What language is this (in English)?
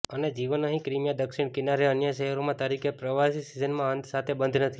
Gujarati